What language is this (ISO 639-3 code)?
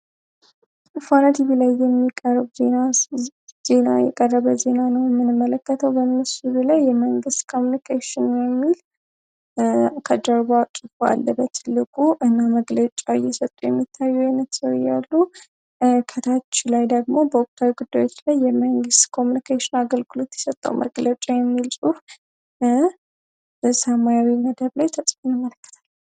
amh